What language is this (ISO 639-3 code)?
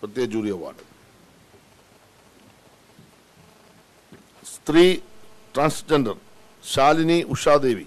mal